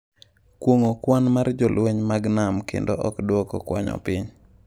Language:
Luo (Kenya and Tanzania)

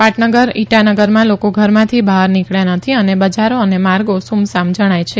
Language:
Gujarati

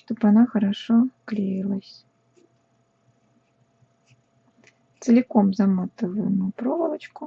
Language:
Russian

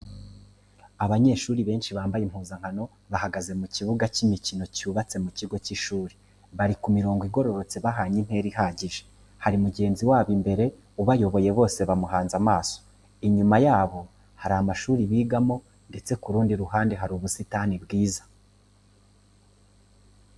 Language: Kinyarwanda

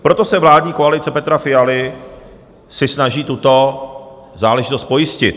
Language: Czech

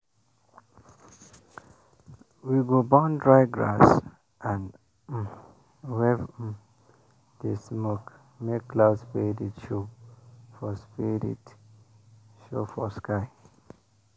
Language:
Nigerian Pidgin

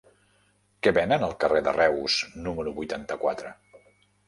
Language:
Catalan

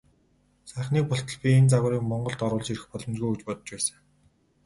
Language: Mongolian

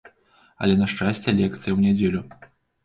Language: Belarusian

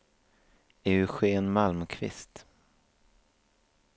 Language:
Swedish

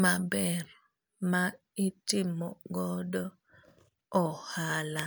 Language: Luo (Kenya and Tanzania)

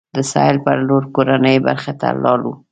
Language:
Pashto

